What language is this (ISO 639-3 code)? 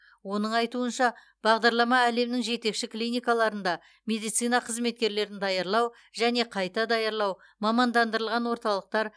kaz